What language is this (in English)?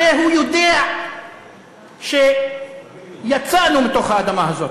Hebrew